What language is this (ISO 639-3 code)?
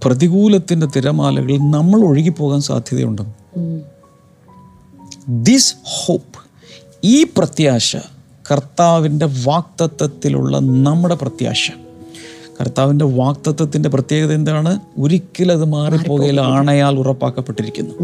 mal